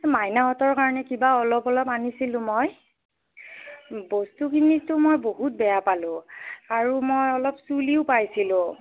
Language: Assamese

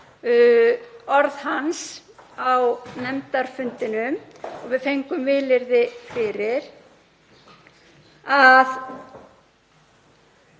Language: Icelandic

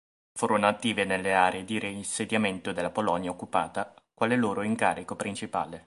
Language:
Italian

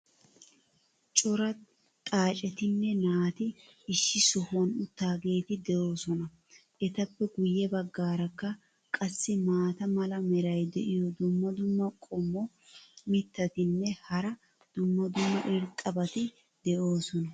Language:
Wolaytta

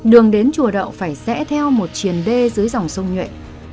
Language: Vietnamese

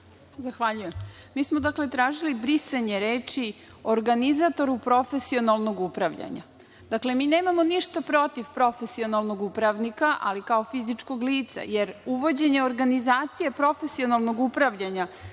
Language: Serbian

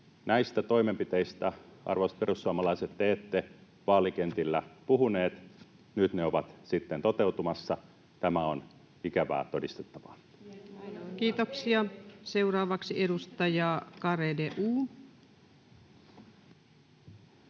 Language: Finnish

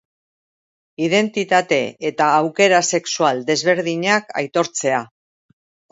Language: Basque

